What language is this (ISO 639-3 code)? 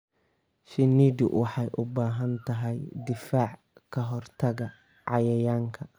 som